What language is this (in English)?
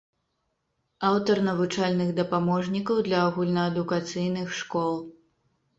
Belarusian